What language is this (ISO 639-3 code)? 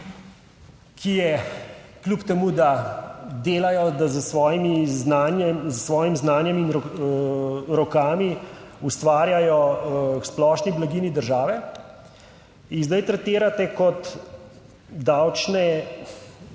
slv